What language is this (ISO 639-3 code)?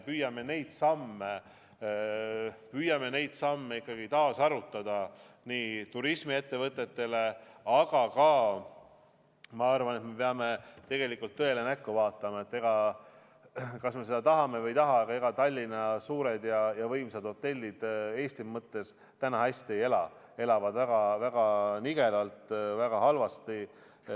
est